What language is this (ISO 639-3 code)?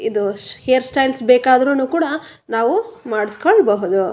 kan